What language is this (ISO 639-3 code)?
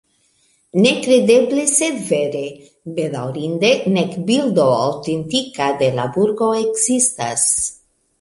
epo